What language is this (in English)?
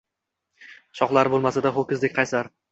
Uzbek